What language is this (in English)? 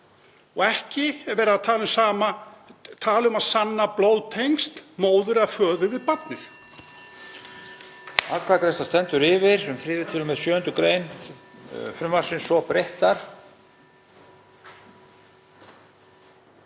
Icelandic